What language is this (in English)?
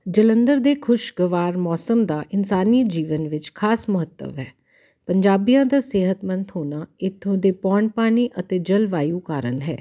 Punjabi